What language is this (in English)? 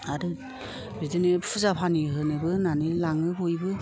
Bodo